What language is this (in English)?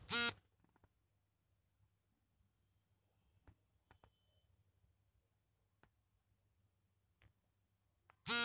Kannada